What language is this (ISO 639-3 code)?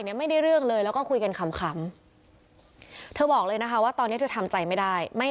tha